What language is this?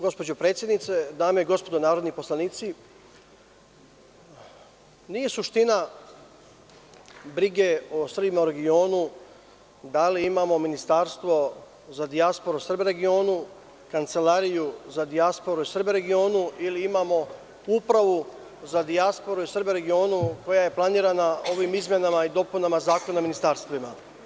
Serbian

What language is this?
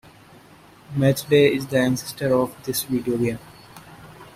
English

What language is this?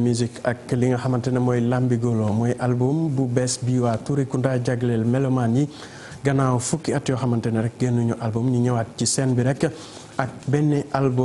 French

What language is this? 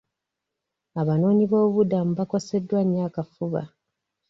Ganda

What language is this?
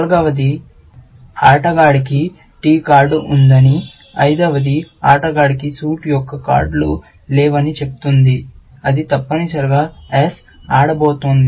Telugu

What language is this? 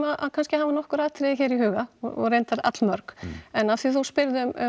Icelandic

